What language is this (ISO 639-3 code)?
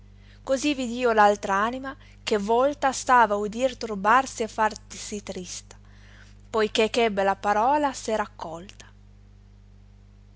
ita